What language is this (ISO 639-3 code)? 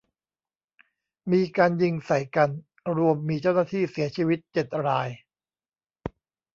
tha